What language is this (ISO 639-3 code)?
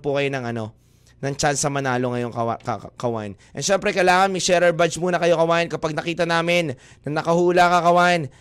fil